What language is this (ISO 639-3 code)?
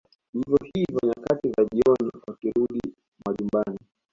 swa